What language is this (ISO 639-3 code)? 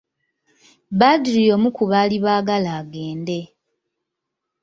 lug